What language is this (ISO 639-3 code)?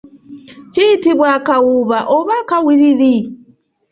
lug